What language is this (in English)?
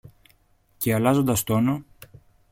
Greek